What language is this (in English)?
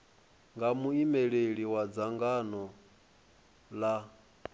Venda